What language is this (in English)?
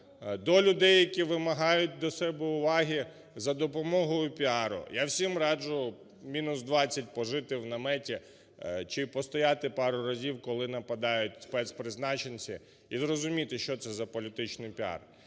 Ukrainian